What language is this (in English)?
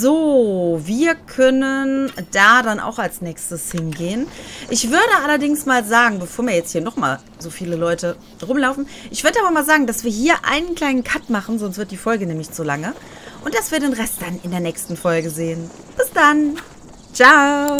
German